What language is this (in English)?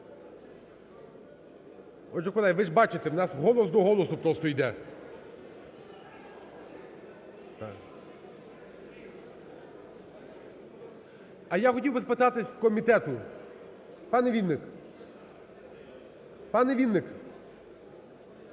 Ukrainian